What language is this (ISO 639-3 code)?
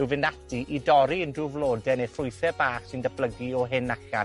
cym